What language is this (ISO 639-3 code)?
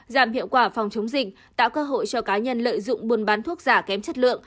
vie